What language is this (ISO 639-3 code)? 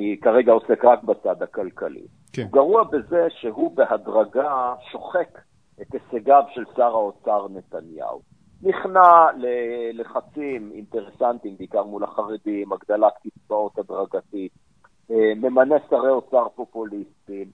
heb